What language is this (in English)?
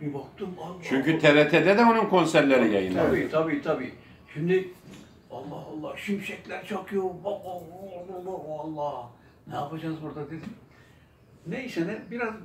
Turkish